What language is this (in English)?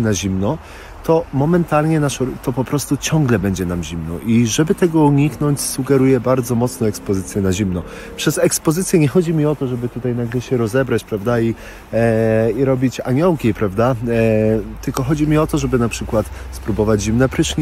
Polish